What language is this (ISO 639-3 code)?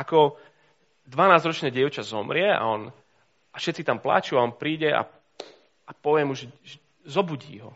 slk